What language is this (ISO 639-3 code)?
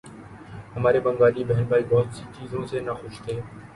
urd